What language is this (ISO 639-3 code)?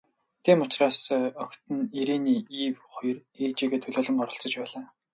mon